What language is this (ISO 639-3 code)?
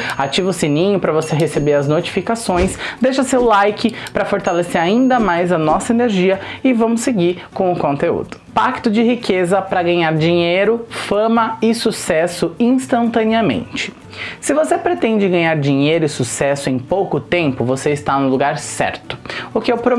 por